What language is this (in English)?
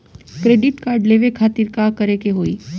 Bhojpuri